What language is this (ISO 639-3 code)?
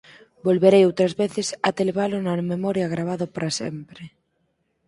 glg